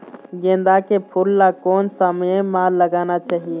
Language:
Chhattisgarhi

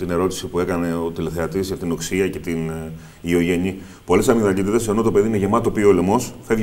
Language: Greek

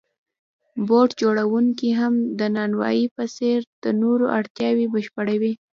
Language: Pashto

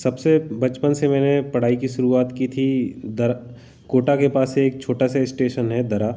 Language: Hindi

